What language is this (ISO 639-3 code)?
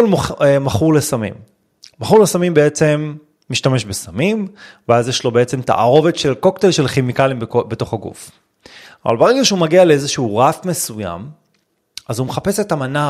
heb